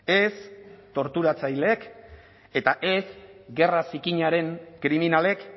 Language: Basque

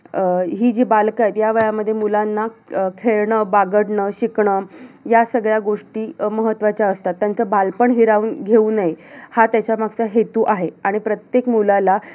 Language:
Marathi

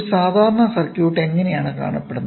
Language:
Malayalam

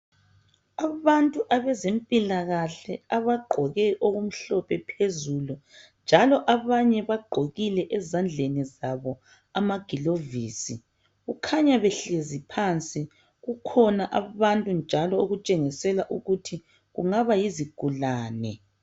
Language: North Ndebele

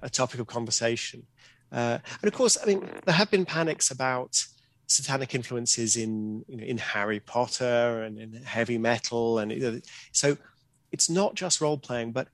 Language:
English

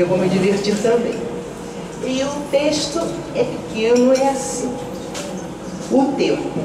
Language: Portuguese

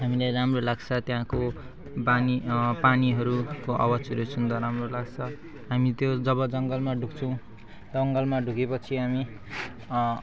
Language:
Nepali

